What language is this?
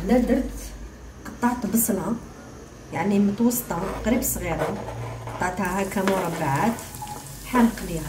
Arabic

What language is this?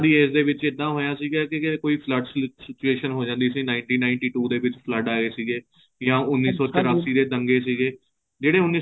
Punjabi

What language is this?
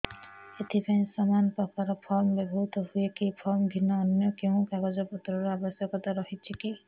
Odia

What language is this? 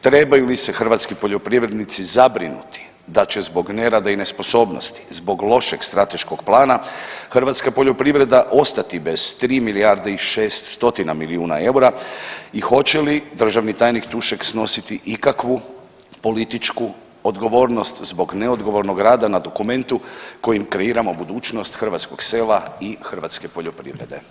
Croatian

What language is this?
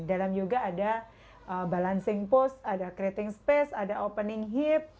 Indonesian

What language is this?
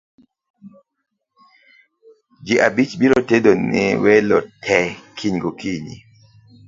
Luo (Kenya and Tanzania)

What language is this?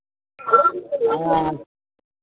Maithili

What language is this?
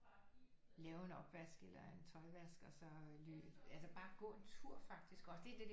Danish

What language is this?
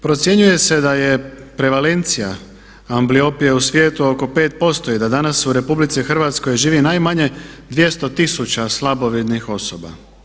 Croatian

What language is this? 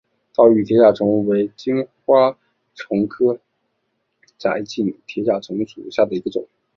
Chinese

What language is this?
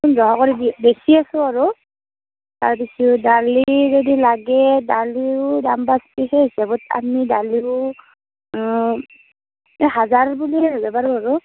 Assamese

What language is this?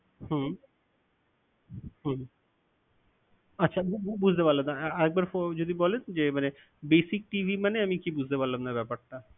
Bangla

